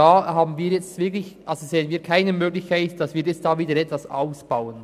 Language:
Swiss German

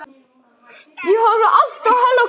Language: Icelandic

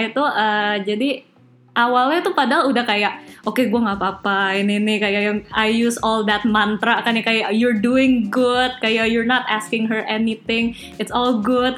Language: Indonesian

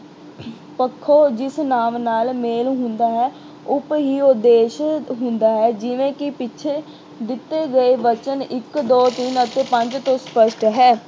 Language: Punjabi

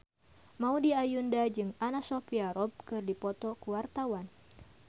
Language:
Sundanese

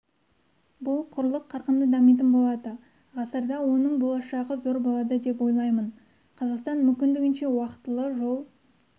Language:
Kazakh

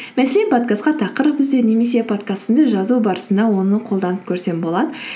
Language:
Kazakh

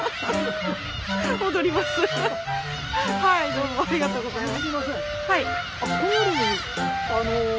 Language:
Japanese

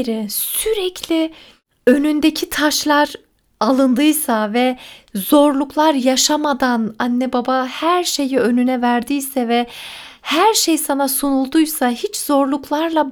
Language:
Turkish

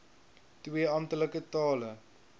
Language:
Afrikaans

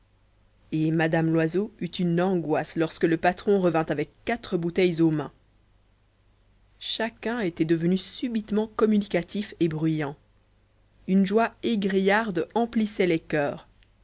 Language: French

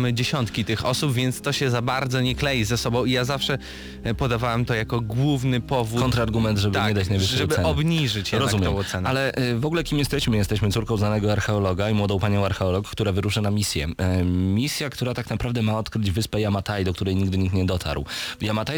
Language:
Polish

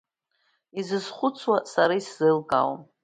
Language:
Abkhazian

